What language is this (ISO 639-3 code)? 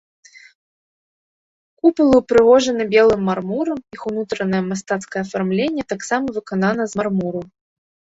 bel